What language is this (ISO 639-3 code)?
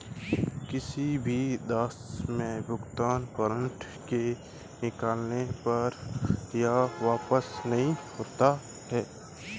hin